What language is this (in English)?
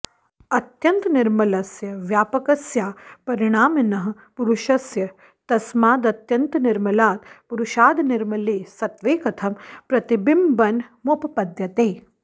Sanskrit